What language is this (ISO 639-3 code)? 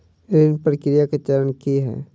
mai